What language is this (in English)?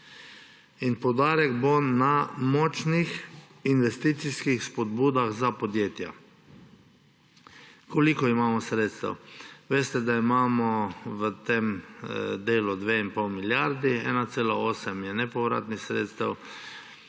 Slovenian